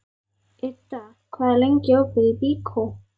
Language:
Icelandic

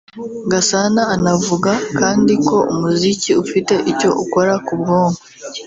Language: Kinyarwanda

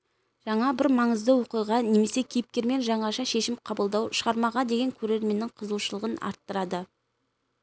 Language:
Kazakh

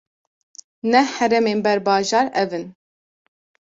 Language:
Kurdish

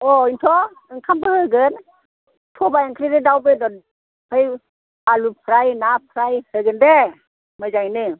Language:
Bodo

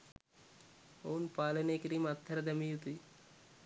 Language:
Sinhala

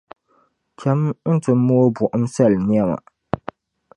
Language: Dagbani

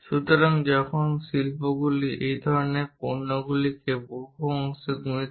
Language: Bangla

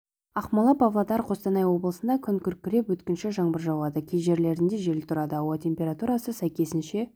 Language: Kazakh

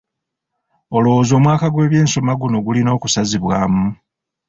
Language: Ganda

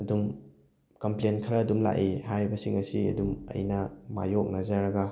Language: Manipuri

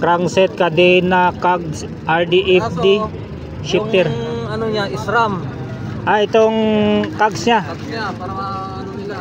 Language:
Filipino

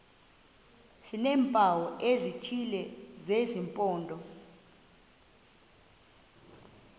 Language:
Xhosa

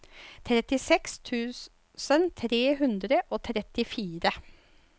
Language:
Norwegian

